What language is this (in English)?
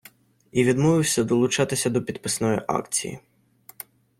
Ukrainian